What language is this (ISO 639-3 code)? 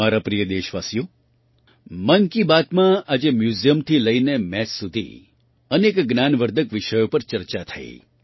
guj